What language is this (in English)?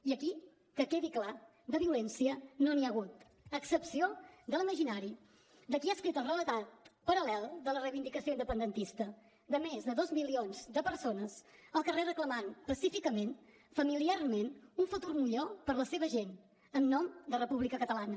Catalan